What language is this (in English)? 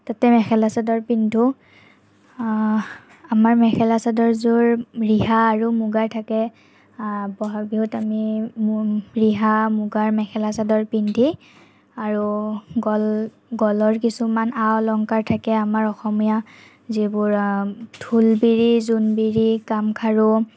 Assamese